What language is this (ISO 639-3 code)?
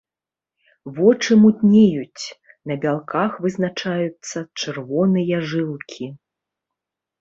bel